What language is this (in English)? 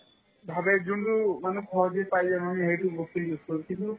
Assamese